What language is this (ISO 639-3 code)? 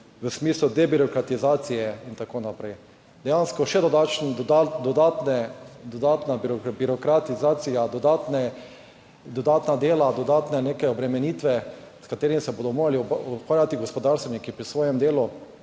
slv